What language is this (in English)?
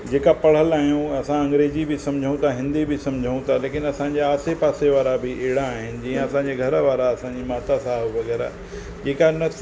Sindhi